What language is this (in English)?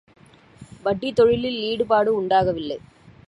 Tamil